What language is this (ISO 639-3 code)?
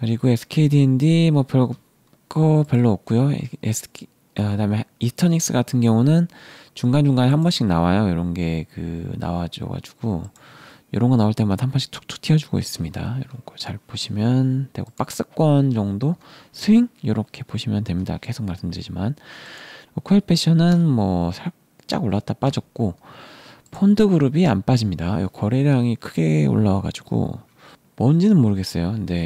kor